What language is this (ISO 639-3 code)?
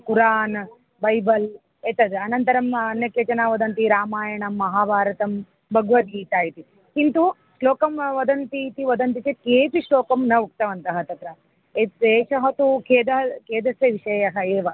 san